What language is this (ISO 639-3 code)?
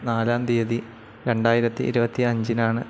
mal